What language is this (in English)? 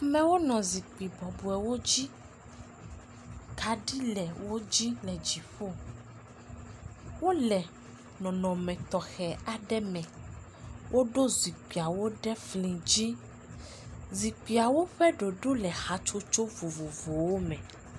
Ewe